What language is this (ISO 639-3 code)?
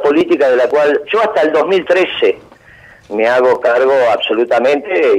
spa